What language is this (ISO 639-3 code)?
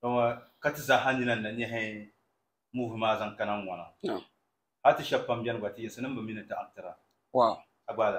ara